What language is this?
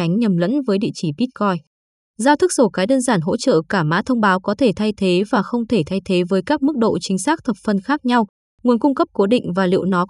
Vietnamese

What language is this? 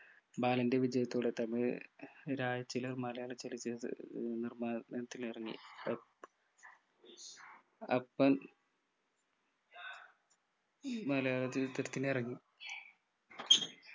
Malayalam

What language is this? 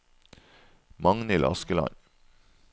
Norwegian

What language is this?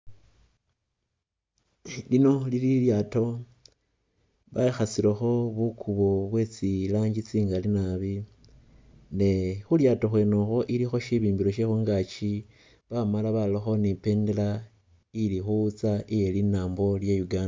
Masaaba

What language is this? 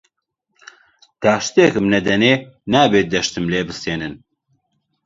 Central Kurdish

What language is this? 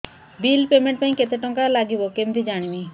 Odia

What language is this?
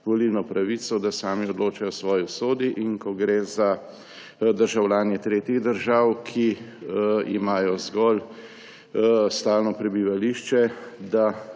Slovenian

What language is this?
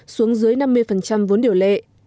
Vietnamese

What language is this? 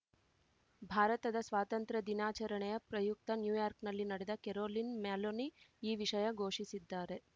Kannada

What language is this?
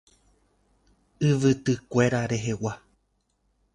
Guarani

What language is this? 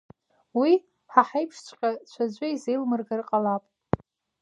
Abkhazian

